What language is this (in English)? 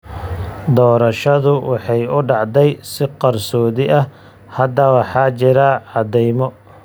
Somali